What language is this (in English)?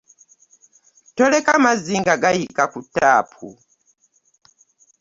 Ganda